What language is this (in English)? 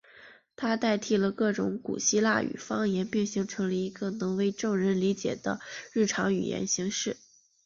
Chinese